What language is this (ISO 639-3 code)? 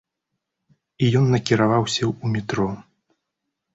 bel